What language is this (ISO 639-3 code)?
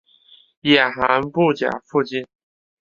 zho